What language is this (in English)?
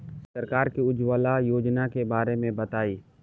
Bhojpuri